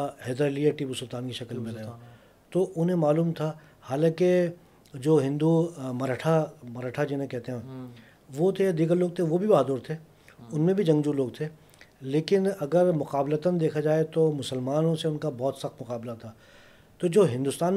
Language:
Urdu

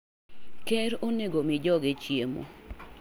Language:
Luo (Kenya and Tanzania)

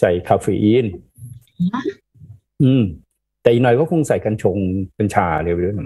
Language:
Thai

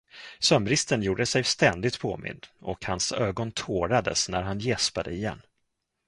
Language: Swedish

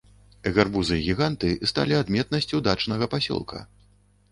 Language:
Belarusian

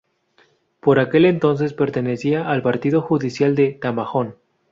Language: Spanish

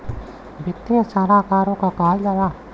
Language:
Bhojpuri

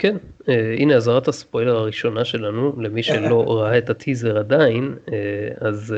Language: Hebrew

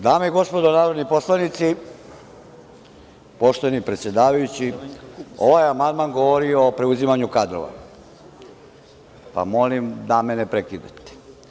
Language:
Serbian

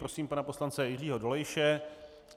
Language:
Czech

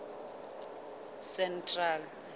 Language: Southern Sotho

